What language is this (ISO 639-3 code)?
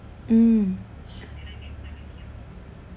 eng